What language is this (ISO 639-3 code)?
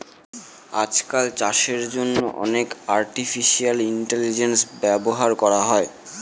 ben